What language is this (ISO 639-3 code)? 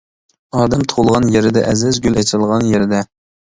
uig